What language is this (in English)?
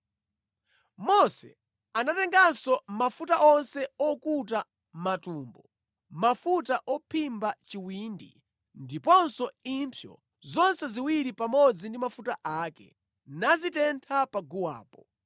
Nyanja